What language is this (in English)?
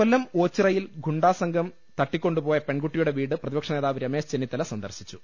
Malayalam